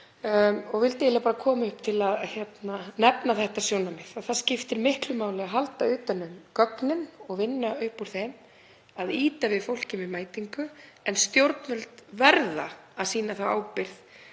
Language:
Icelandic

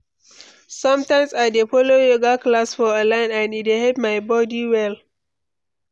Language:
Nigerian Pidgin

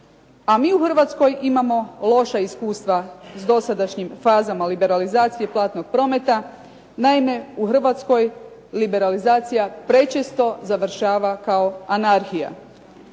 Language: Croatian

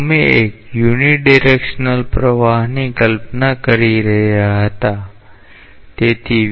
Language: Gujarati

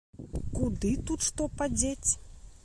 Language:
Belarusian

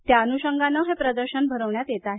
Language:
Marathi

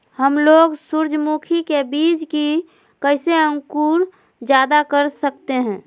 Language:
Magahi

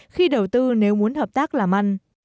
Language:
Vietnamese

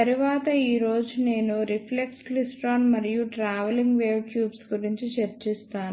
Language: Telugu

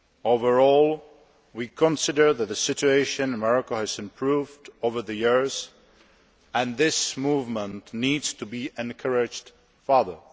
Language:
English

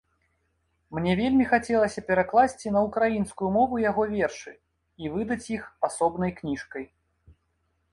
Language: Belarusian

